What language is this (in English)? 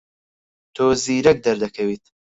Central Kurdish